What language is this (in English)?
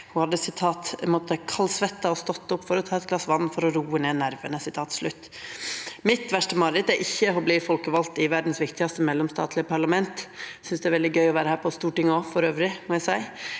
Norwegian